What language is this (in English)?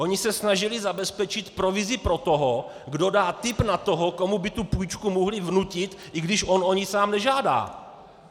Czech